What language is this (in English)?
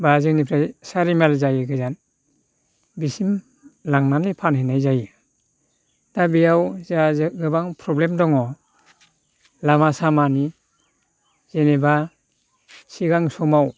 Bodo